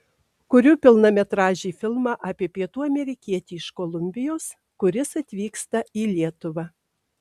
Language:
Lithuanian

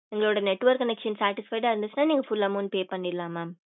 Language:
Tamil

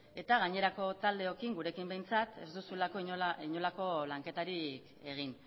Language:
Basque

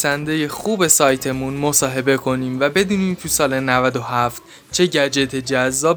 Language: Persian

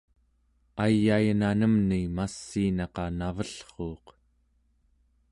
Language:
Central Yupik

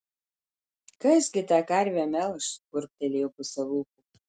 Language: Lithuanian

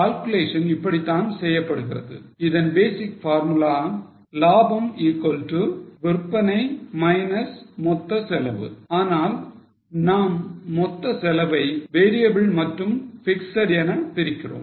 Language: Tamil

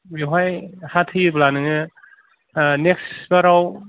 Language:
Bodo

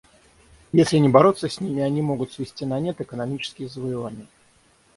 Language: Russian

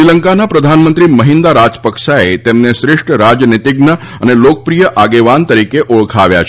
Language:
Gujarati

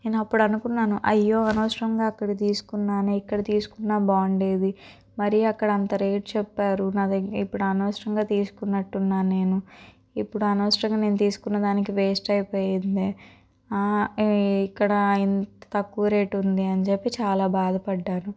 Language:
Telugu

